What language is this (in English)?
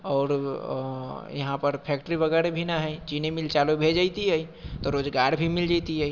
Maithili